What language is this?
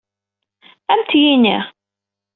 Kabyle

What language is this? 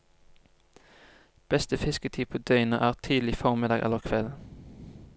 Norwegian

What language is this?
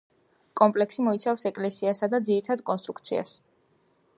Georgian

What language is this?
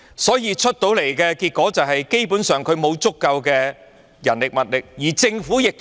Cantonese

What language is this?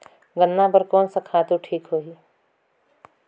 Chhattisgarhi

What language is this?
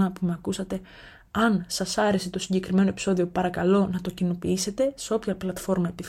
Greek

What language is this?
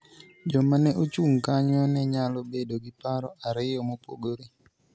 Luo (Kenya and Tanzania)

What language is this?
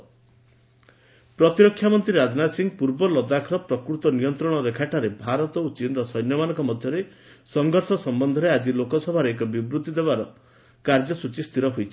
Odia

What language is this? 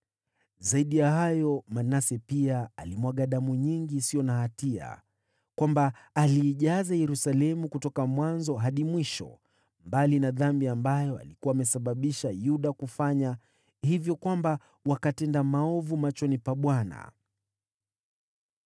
Swahili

